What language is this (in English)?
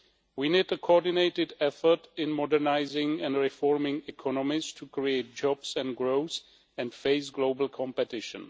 English